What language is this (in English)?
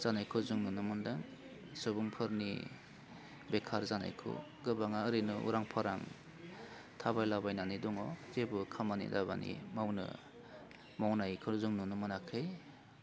Bodo